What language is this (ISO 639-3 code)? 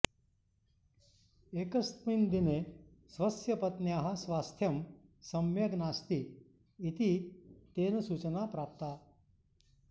san